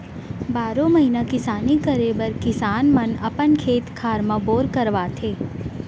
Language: Chhattisgarhi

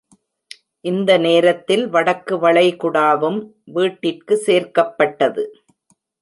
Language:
Tamil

